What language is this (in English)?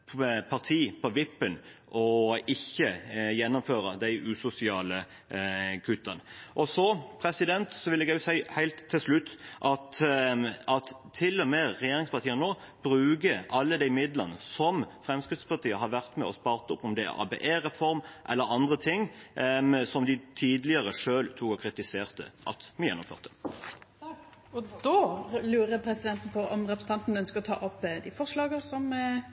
Norwegian